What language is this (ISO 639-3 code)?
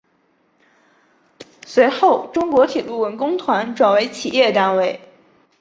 zho